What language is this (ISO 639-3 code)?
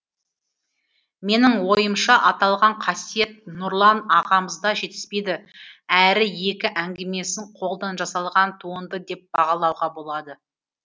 kaz